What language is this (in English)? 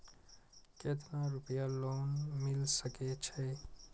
Maithili